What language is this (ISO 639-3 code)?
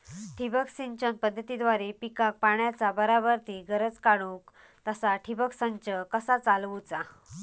mar